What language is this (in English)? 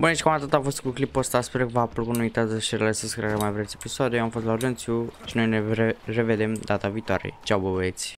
Romanian